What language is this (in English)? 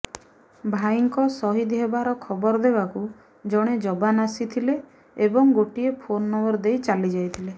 Odia